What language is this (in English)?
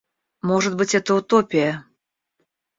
Russian